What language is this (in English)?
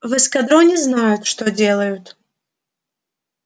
Russian